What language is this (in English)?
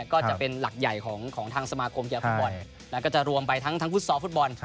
Thai